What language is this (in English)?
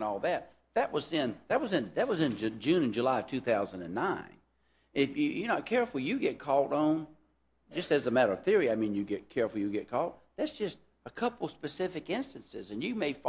English